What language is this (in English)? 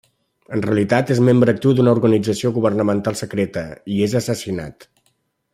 Catalan